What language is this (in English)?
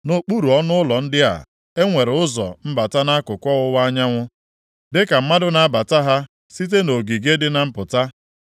Igbo